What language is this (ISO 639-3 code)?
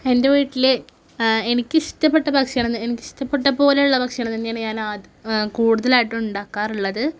mal